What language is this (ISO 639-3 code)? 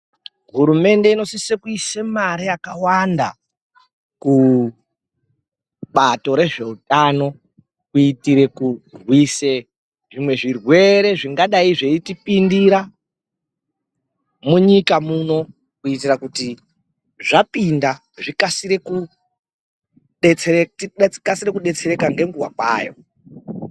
ndc